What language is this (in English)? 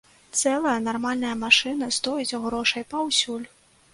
Belarusian